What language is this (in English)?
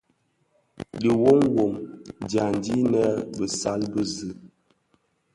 Bafia